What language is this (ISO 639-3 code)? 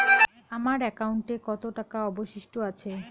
ben